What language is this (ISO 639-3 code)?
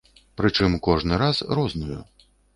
bel